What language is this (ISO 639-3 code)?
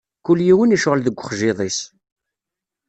kab